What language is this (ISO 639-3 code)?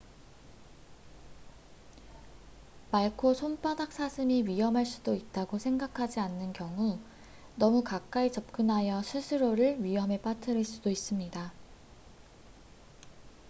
kor